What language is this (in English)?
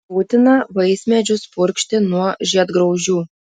Lithuanian